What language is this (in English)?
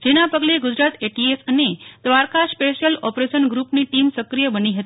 Gujarati